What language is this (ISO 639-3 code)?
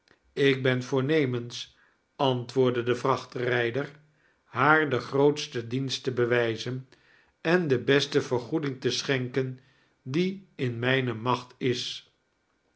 nld